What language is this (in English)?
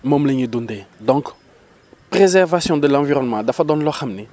Wolof